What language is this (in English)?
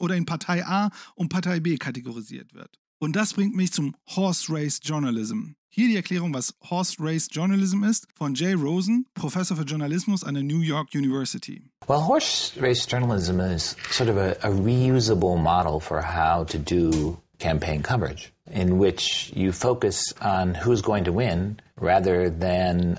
German